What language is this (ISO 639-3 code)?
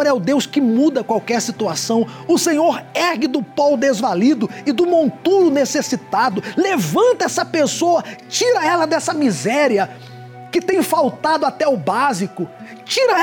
por